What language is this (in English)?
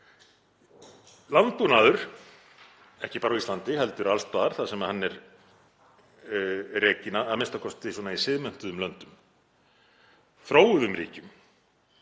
Icelandic